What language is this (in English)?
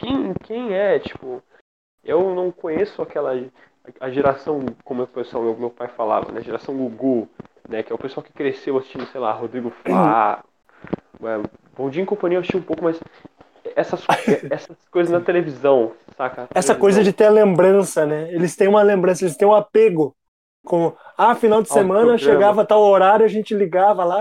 Portuguese